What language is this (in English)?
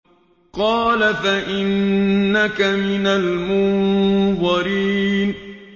Arabic